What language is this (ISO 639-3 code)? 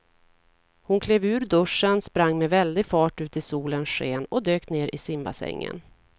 swe